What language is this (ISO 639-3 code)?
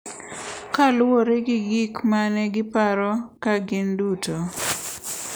luo